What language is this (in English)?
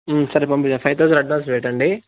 Telugu